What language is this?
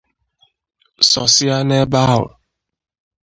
Igbo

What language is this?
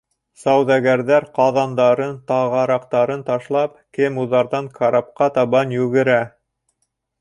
Bashkir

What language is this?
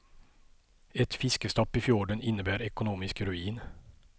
Swedish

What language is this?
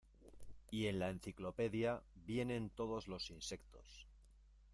Spanish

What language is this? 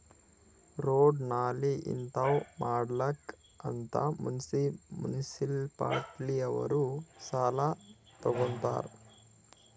Kannada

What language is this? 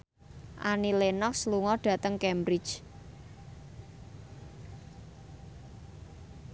Javanese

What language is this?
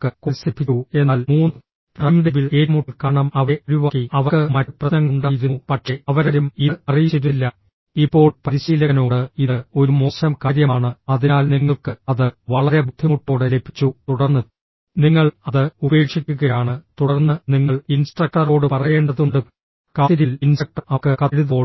Malayalam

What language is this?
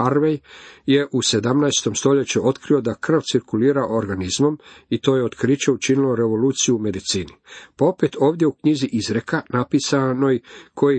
Croatian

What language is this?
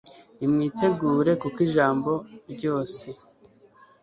Kinyarwanda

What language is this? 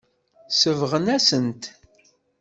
Kabyle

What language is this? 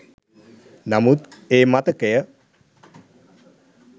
Sinhala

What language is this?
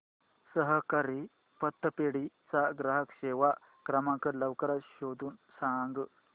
Marathi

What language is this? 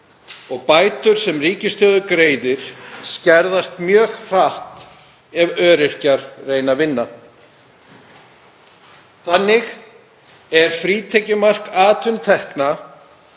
Icelandic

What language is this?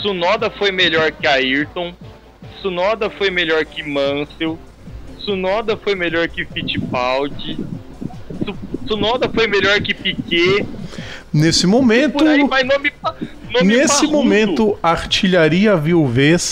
Portuguese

